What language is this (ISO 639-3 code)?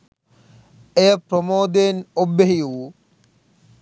sin